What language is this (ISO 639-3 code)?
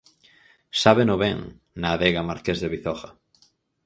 glg